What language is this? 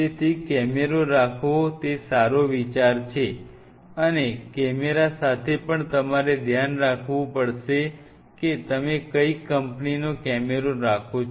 Gujarati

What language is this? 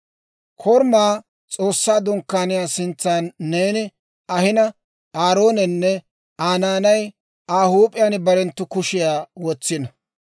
Dawro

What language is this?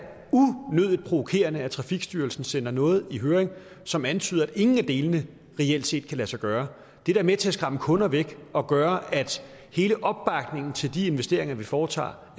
Danish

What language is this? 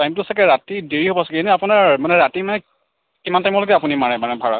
Assamese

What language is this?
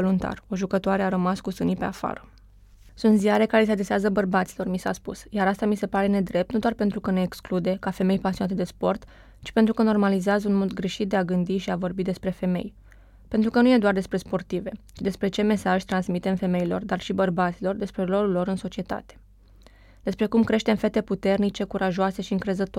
Romanian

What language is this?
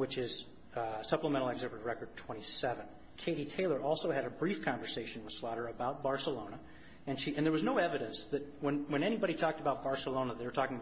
English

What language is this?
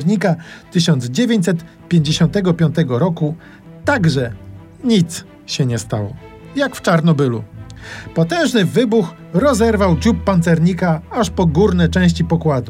Polish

